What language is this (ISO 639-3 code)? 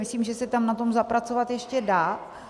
ces